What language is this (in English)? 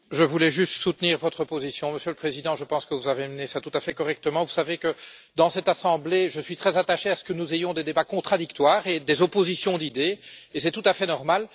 French